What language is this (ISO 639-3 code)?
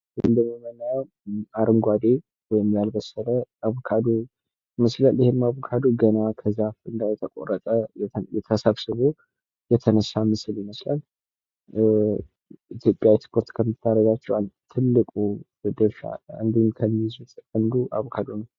amh